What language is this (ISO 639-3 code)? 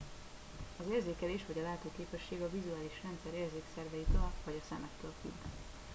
hun